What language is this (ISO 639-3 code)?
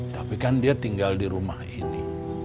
ind